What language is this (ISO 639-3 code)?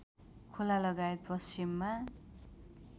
nep